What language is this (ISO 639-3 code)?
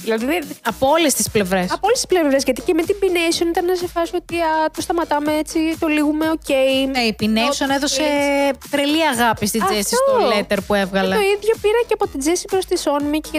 ell